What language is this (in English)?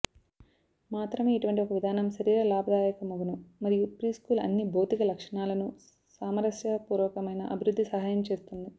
Telugu